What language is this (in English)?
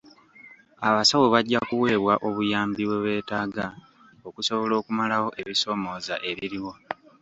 Ganda